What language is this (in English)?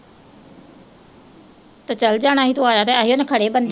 Punjabi